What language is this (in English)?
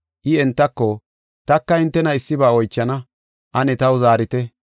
Gofa